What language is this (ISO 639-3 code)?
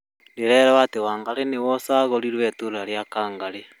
kik